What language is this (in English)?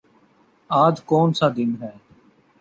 Urdu